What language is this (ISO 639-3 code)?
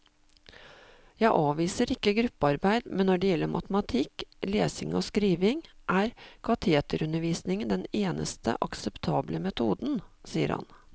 nor